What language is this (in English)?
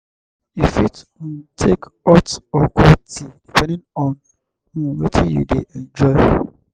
Nigerian Pidgin